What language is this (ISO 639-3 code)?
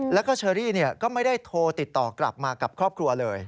tha